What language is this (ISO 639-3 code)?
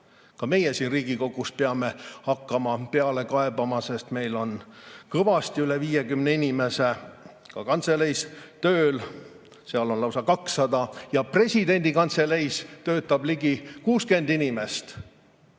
est